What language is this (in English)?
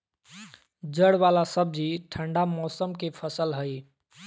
Magahi